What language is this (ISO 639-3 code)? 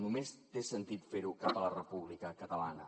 cat